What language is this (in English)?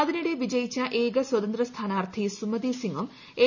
Malayalam